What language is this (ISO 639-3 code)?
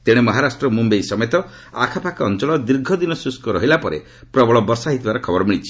ori